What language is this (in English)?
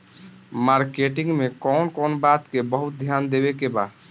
Bhojpuri